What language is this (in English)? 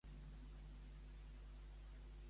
Catalan